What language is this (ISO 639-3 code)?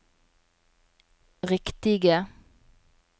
nor